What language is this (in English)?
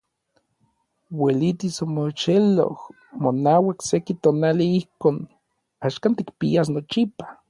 Orizaba Nahuatl